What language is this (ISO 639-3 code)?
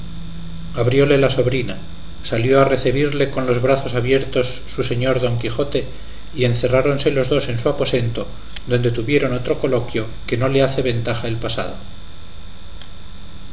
spa